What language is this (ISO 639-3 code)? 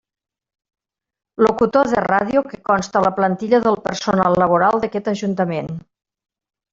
cat